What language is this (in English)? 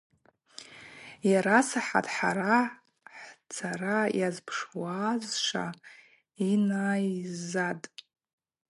Abaza